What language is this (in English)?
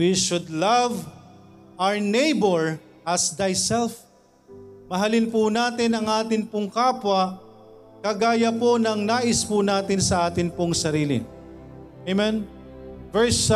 Filipino